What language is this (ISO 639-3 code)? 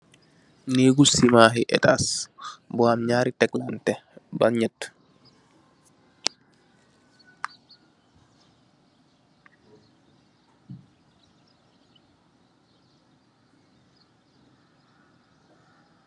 wol